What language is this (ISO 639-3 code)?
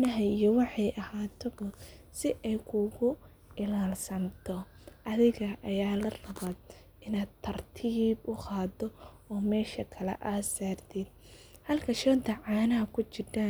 som